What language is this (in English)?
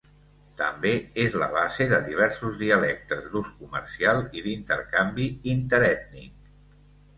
Catalan